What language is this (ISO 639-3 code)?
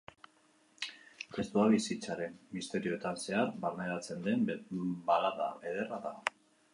eus